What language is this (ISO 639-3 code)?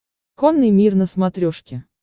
rus